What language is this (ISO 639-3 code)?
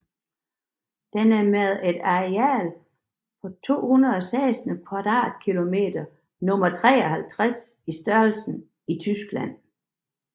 dan